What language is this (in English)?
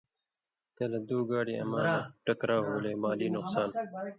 Indus Kohistani